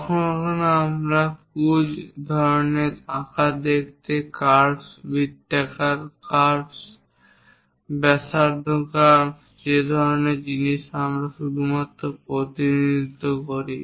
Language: Bangla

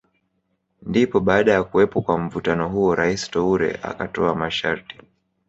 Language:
Swahili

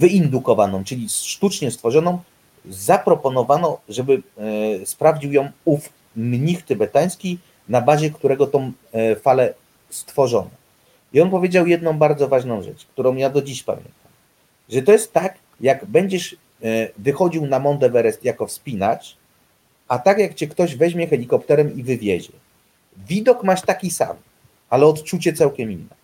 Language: Polish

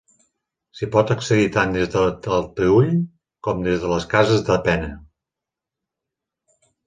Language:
Catalan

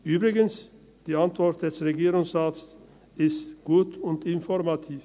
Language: Swiss German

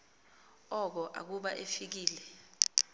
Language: Xhosa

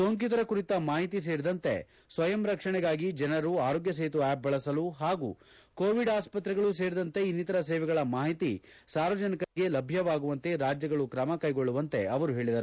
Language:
Kannada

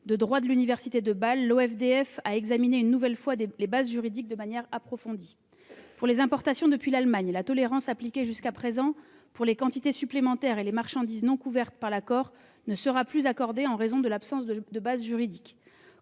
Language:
French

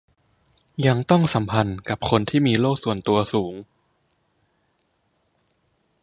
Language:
Thai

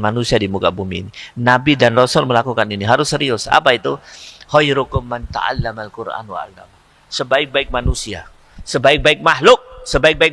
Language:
Indonesian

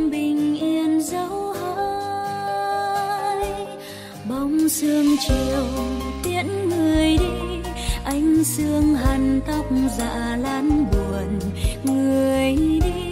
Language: Vietnamese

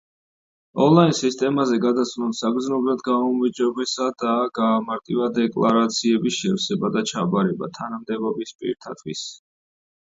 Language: Georgian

